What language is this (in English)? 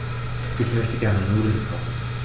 German